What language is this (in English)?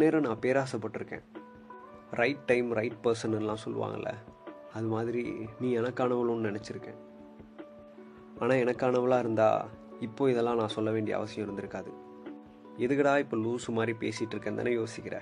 Tamil